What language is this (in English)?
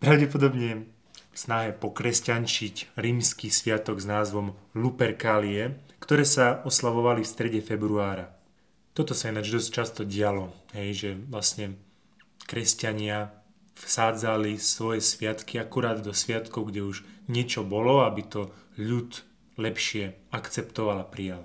Slovak